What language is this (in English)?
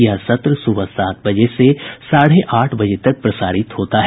Hindi